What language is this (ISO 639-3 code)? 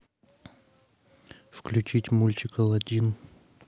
rus